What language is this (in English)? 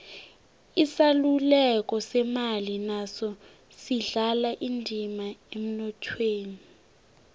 South Ndebele